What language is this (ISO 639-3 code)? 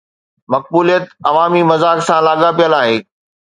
snd